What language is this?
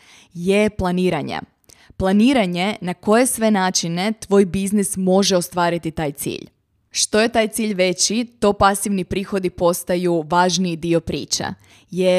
Croatian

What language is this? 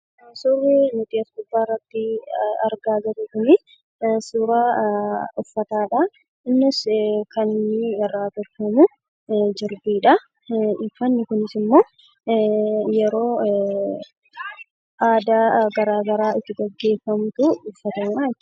Oromo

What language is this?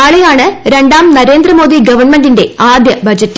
Malayalam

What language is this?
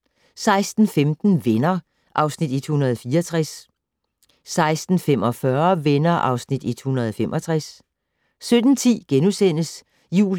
Danish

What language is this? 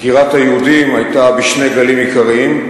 Hebrew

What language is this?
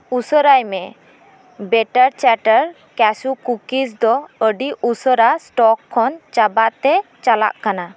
Santali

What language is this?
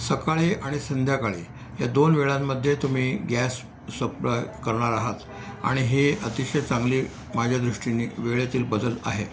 Marathi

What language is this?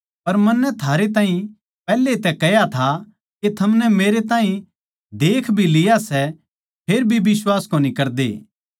Haryanvi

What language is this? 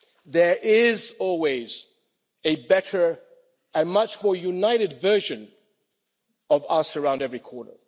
English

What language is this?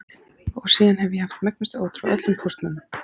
Icelandic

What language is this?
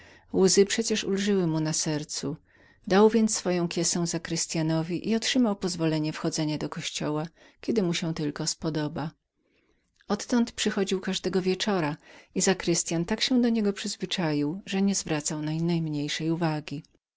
Polish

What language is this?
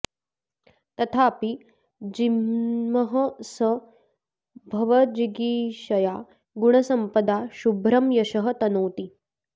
Sanskrit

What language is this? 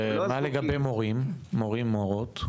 Hebrew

